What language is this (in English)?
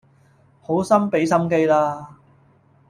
Cantonese